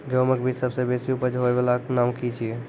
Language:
Maithili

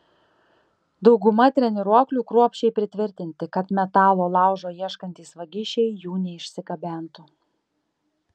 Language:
Lithuanian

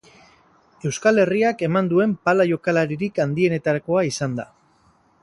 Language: Basque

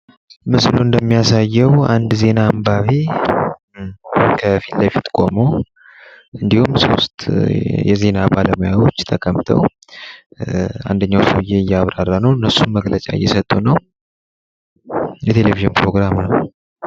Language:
Amharic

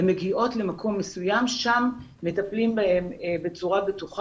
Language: Hebrew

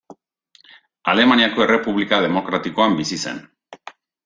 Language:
Basque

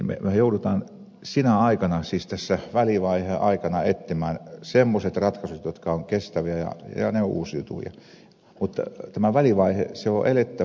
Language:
Finnish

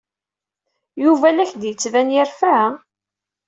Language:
Kabyle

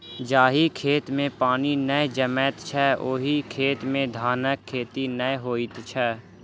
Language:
Maithili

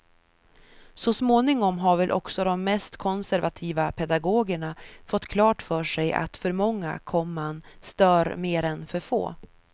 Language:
Swedish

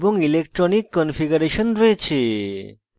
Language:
Bangla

